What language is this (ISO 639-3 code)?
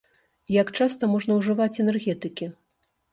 bel